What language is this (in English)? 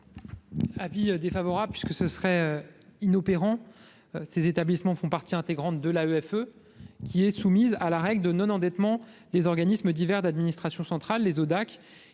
French